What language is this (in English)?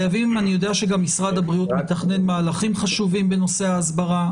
Hebrew